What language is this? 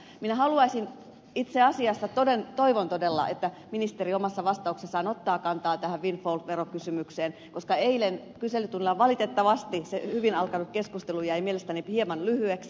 Finnish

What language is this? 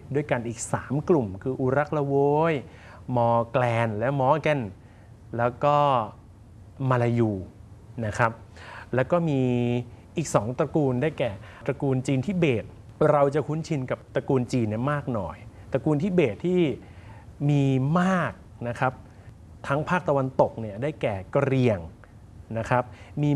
Thai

